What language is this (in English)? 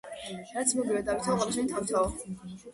Georgian